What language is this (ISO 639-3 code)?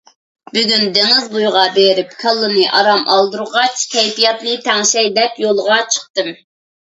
uig